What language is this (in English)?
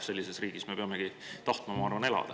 Estonian